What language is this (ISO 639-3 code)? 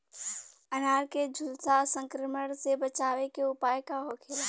bho